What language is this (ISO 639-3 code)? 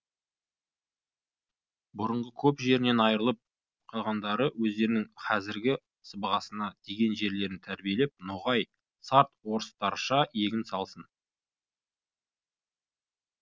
kaz